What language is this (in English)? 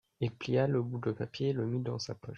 French